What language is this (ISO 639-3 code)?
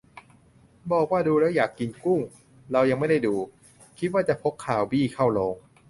tha